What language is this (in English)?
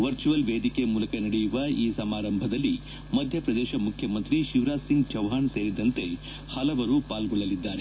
Kannada